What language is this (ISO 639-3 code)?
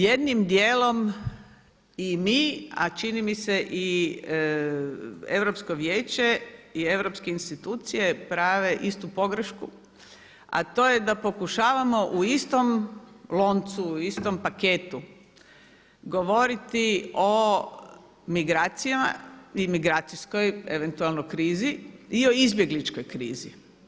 hrv